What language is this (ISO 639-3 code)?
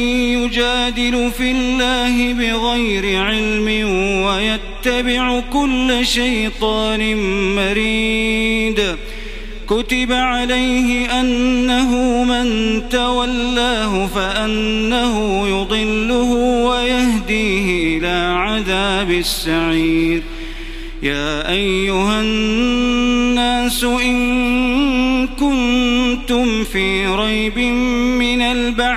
ara